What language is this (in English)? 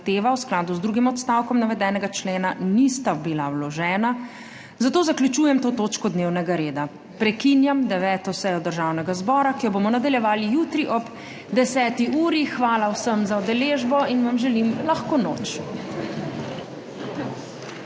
Slovenian